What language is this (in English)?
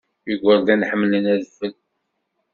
Kabyle